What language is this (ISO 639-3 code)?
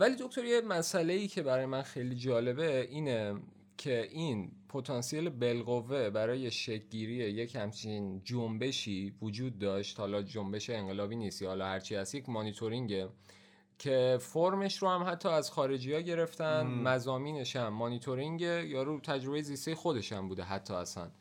fas